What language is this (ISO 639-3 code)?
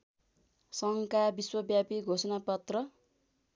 nep